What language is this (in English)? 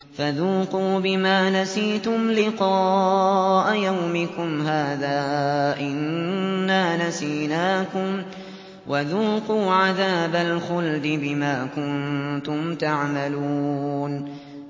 Arabic